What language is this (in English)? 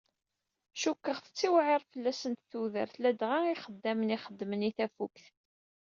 Kabyle